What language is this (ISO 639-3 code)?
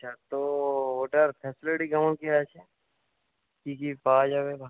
ben